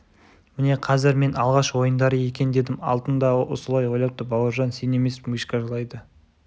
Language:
Kazakh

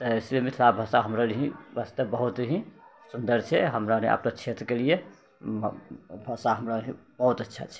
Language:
Maithili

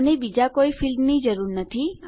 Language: Gujarati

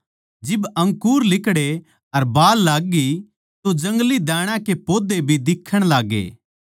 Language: Haryanvi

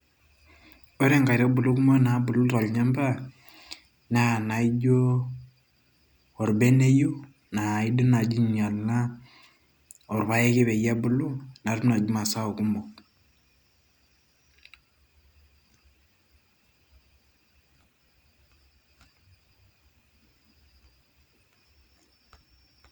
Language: Masai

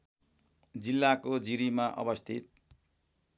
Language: Nepali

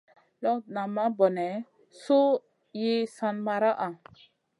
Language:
Masana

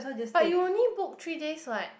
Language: English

